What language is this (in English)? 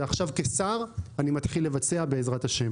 Hebrew